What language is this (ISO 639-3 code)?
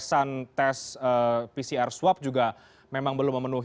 ind